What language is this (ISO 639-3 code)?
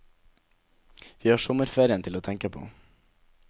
nor